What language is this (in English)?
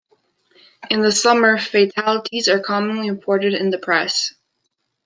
English